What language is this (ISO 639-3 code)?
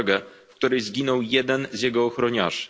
pol